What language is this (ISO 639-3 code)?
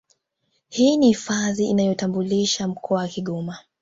swa